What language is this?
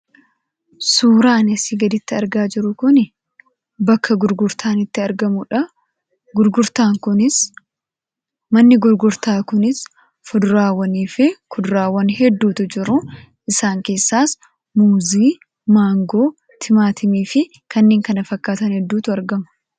Oromo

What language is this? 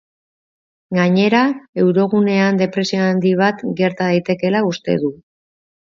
Basque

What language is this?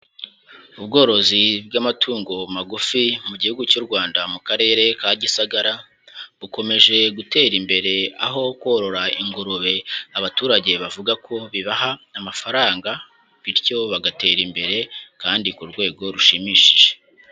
Kinyarwanda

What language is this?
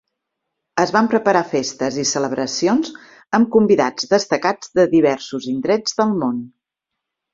Catalan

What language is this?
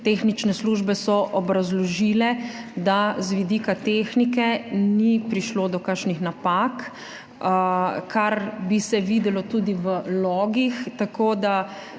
Slovenian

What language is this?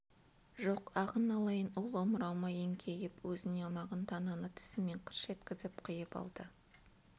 Kazakh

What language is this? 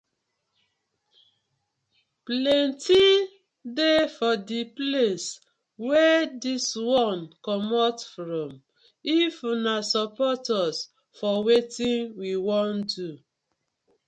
Nigerian Pidgin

